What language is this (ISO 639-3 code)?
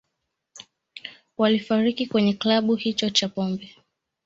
swa